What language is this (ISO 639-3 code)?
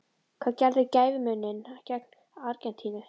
isl